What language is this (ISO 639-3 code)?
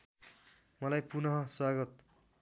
nep